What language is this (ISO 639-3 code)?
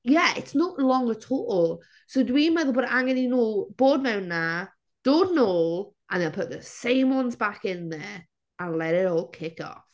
cym